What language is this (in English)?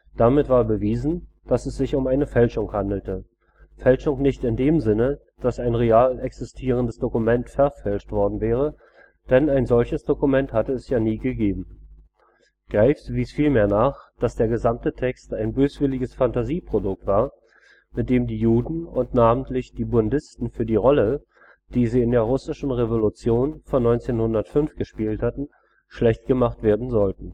German